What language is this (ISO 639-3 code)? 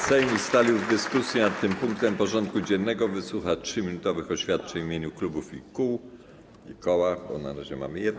pol